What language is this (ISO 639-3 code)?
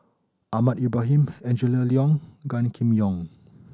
eng